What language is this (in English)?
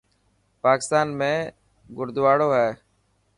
Dhatki